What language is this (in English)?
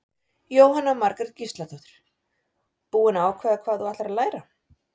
Icelandic